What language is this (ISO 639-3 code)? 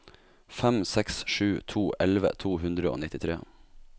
nor